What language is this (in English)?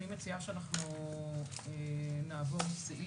Hebrew